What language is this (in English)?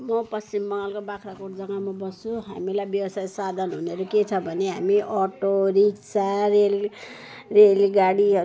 Nepali